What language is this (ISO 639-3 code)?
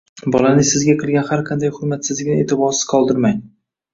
uzb